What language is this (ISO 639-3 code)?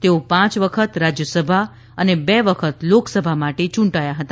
guj